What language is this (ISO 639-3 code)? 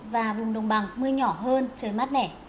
vie